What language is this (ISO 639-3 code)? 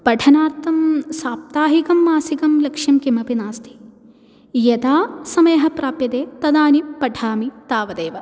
san